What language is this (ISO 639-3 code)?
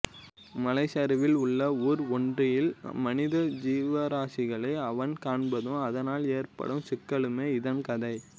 tam